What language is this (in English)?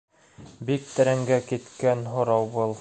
Bashkir